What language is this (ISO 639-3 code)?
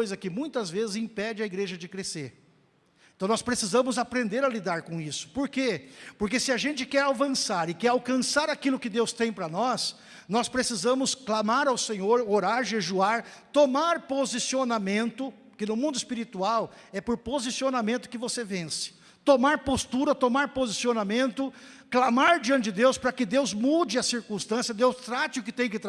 por